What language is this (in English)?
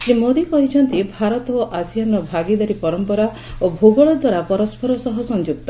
Odia